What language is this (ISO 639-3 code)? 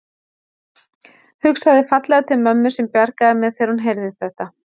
isl